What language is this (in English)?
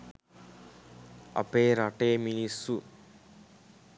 Sinhala